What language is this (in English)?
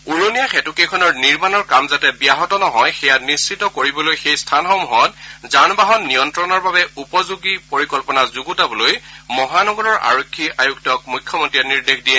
Assamese